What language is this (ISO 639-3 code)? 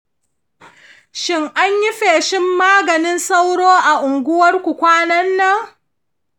hau